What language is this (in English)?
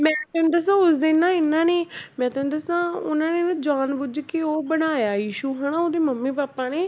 Punjabi